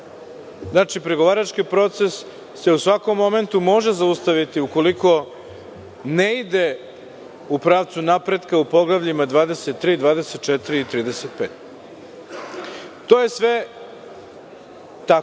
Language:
Serbian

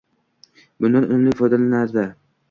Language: Uzbek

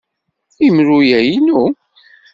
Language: Kabyle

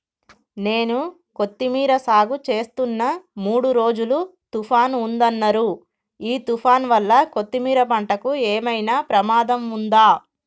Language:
Telugu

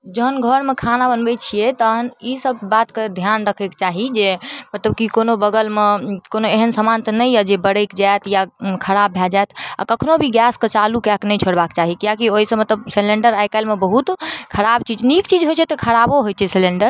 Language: Maithili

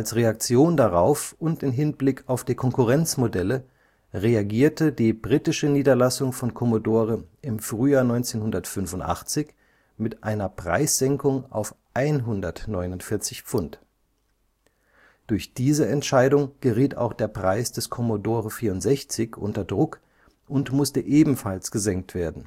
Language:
German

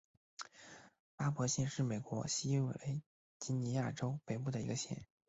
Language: Chinese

